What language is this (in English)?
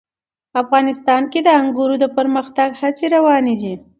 Pashto